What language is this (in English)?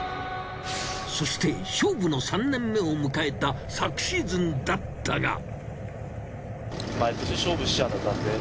Japanese